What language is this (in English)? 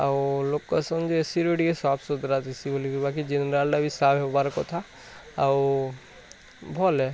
Odia